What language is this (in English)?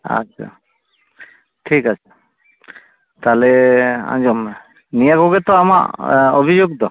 Santali